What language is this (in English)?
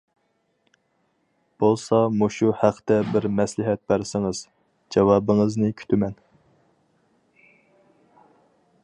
Uyghur